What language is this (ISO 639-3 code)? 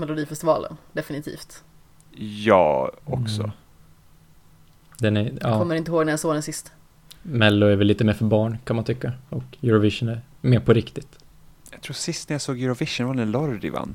swe